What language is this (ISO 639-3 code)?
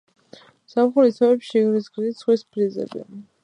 kat